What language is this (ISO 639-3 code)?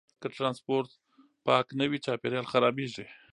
pus